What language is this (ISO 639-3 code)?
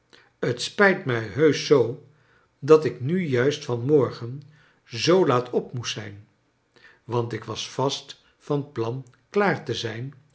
nld